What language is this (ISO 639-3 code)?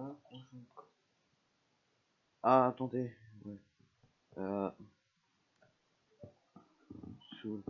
fra